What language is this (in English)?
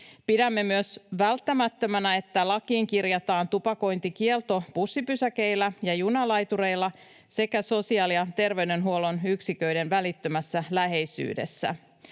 Finnish